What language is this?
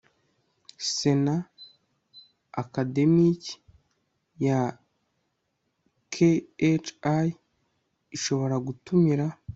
Kinyarwanda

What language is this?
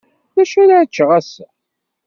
Kabyle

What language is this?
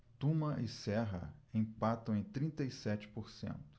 Portuguese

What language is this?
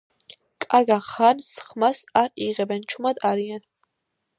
Georgian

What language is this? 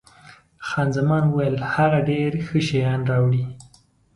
Pashto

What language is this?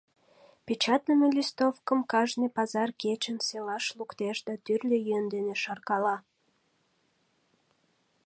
Mari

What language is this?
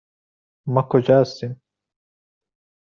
Persian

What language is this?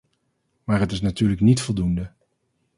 Dutch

